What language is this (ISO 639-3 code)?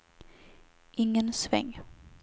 swe